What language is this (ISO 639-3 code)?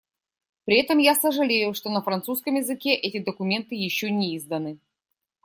rus